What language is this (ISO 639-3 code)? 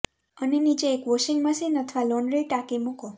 guj